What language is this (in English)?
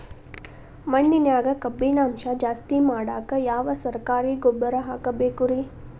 Kannada